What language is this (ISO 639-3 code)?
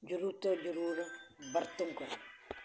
pan